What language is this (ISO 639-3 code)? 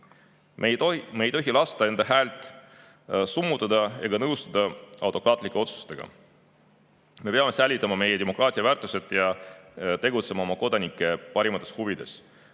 est